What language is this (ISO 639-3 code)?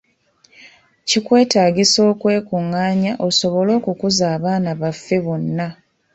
lug